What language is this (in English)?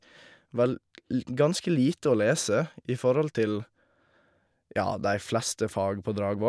Norwegian